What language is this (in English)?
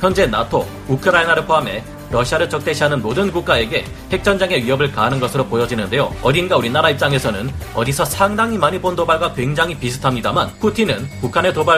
Korean